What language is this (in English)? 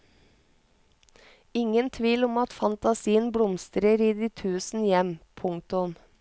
Norwegian